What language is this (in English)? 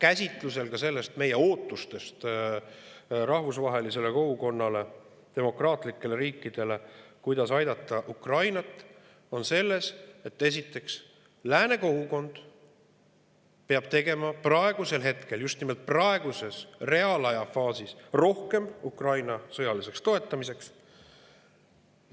Estonian